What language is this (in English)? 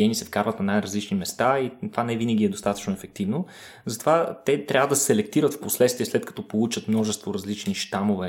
Bulgarian